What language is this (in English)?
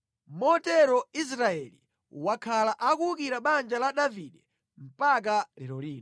Nyanja